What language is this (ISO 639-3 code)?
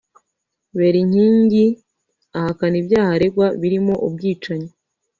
kin